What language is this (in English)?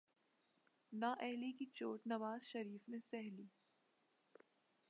Urdu